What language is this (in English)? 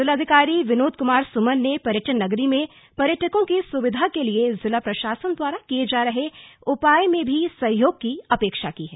Hindi